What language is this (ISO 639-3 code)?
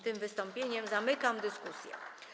pol